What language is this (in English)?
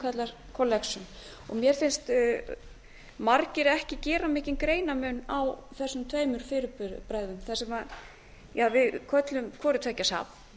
Icelandic